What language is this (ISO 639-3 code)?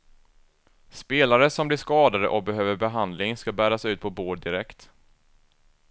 swe